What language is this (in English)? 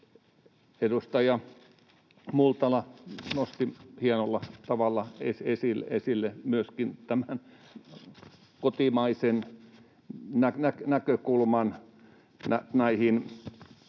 Finnish